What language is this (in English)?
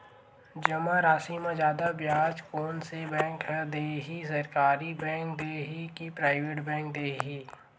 Chhattisgarhi